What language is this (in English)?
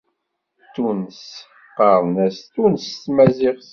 Kabyle